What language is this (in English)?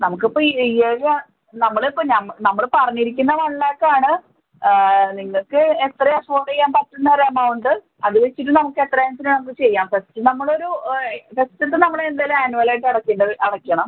Malayalam